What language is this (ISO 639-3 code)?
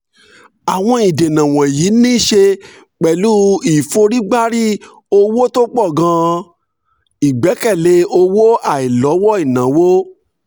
yor